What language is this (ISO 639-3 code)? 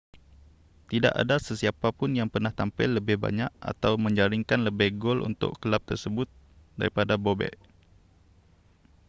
msa